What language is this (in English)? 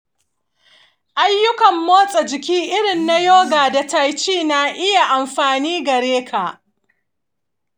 Hausa